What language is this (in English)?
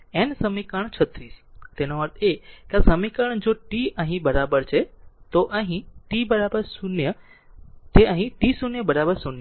Gujarati